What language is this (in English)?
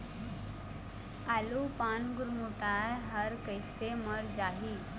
Chhattisgarhi